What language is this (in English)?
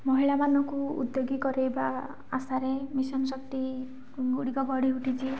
Odia